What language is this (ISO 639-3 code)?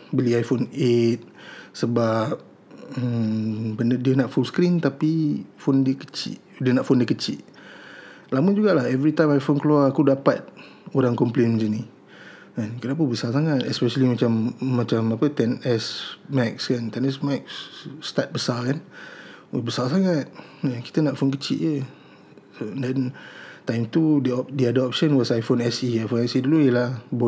msa